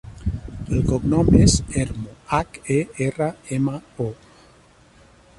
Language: Catalan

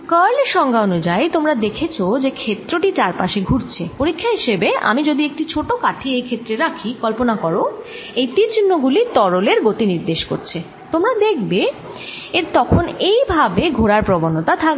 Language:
Bangla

